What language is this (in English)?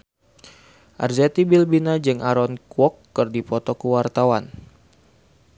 Sundanese